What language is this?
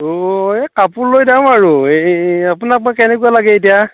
Assamese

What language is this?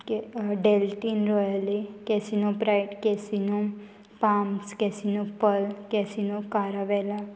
Konkani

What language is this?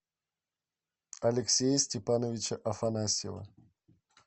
Russian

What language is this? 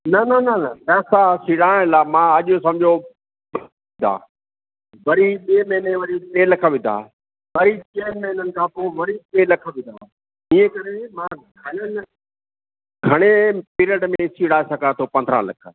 Sindhi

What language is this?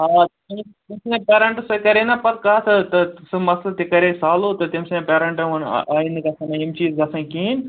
Kashmiri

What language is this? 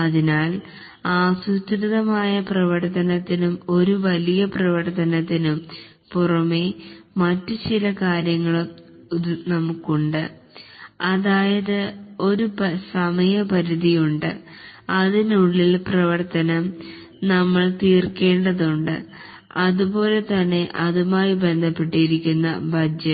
Malayalam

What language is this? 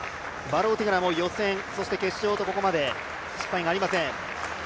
Japanese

